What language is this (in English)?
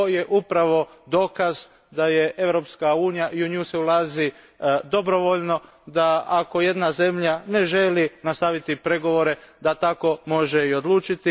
Croatian